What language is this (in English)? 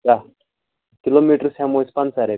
Kashmiri